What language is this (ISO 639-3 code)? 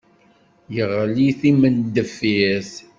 kab